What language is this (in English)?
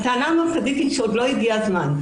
Hebrew